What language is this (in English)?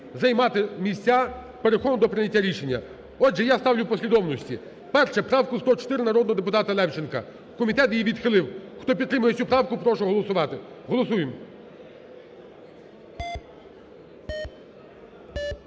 Ukrainian